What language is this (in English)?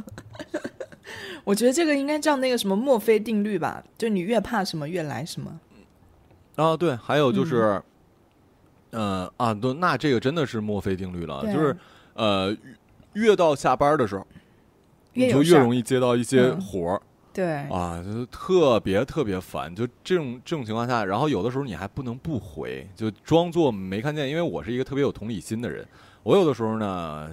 Chinese